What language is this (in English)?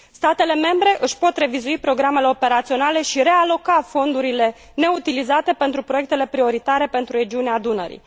Romanian